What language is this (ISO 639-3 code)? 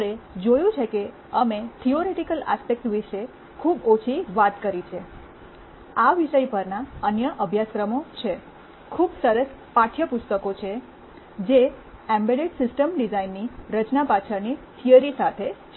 guj